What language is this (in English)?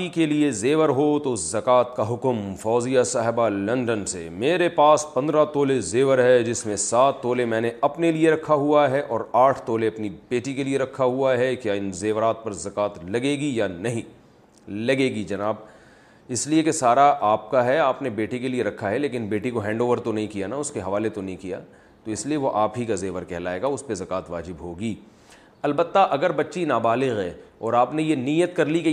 Urdu